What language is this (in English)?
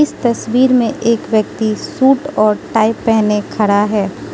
Hindi